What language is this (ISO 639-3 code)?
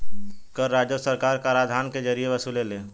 bho